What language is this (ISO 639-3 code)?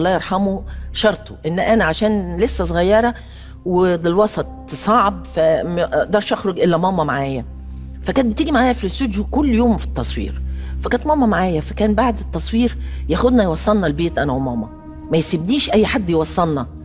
ara